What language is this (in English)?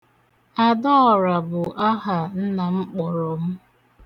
Igbo